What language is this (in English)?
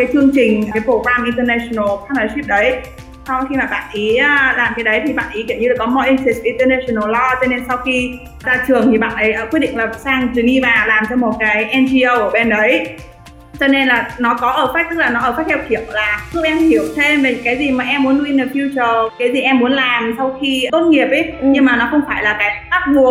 Vietnamese